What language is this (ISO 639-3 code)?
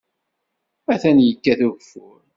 kab